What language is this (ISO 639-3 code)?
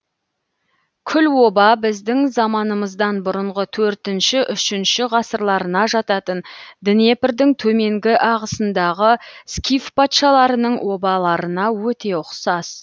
kaz